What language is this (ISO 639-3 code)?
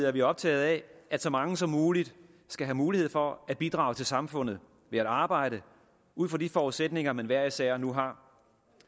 dan